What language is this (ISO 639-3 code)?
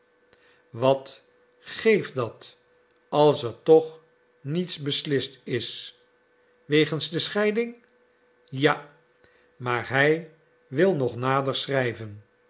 nld